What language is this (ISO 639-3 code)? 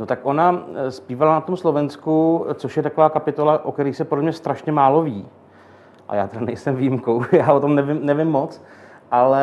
ces